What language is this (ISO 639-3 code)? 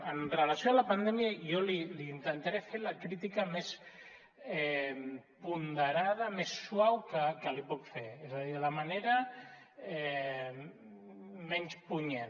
cat